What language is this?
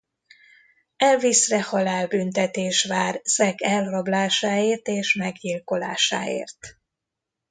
Hungarian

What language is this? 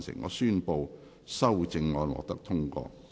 Cantonese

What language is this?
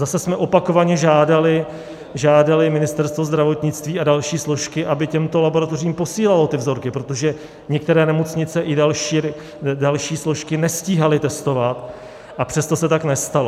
Czech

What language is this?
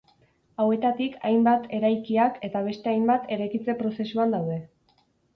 Basque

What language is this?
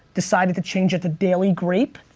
English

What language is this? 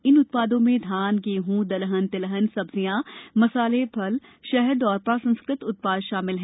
Hindi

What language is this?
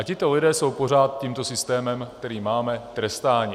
Czech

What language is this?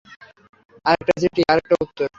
Bangla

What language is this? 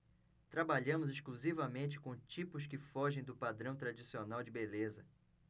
Portuguese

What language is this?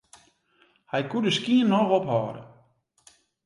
Western Frisian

